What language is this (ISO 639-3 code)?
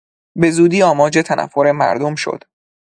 fas